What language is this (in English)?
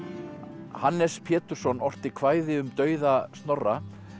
Icelandic